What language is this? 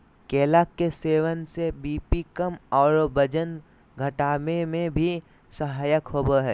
Magahi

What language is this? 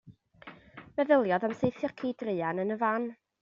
Welsh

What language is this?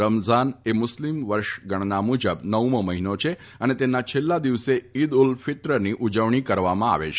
Gujarati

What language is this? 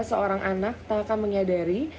Indonesian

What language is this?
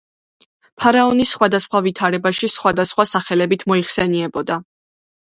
Georgian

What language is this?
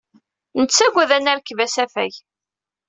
Kabyle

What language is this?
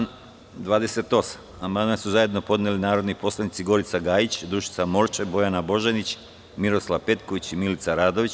Serbian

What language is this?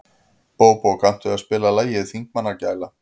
Icelandic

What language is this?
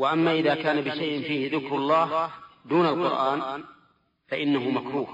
Arabic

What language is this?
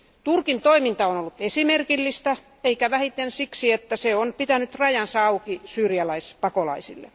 Finnish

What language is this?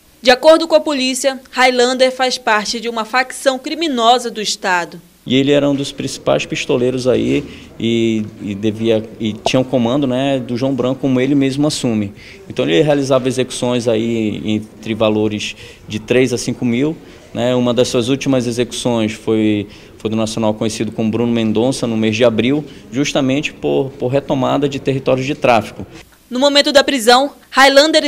Portuguese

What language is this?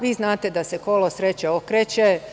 Serbian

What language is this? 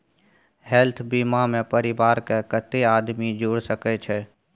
Maithili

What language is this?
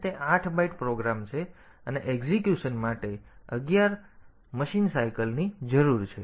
Gujarati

